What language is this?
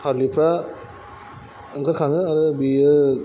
Bodo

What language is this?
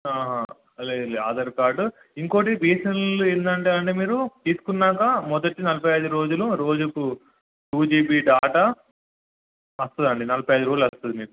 Telugu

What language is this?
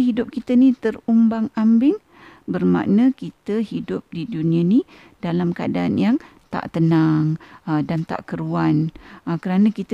Malay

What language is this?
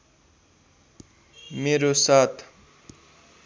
Nepali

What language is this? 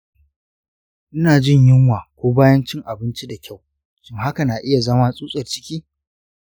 Hausa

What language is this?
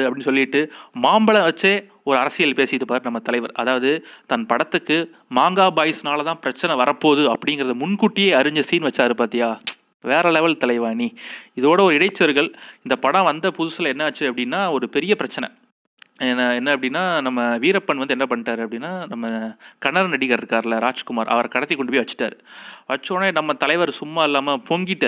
Tamil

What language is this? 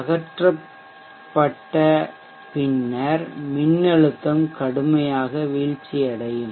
Tamil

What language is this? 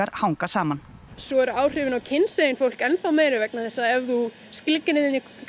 Icelandic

